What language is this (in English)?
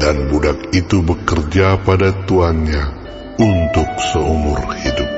Indonesian